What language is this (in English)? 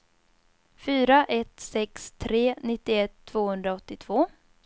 Swedish